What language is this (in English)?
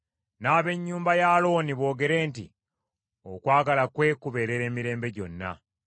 Ganda